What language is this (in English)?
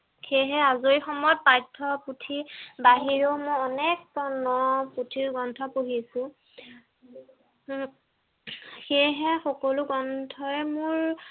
Assamese